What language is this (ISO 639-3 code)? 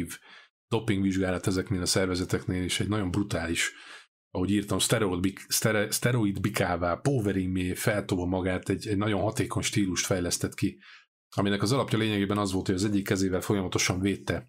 hun